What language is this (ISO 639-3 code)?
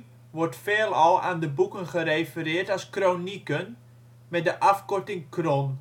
nld